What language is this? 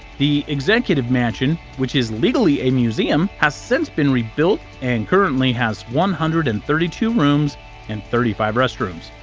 English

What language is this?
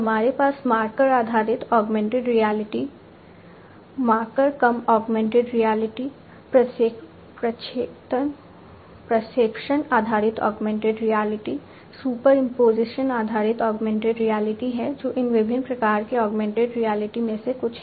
Hindi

